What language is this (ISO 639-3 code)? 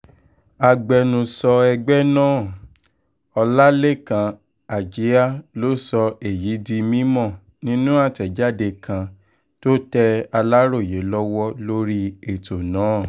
yor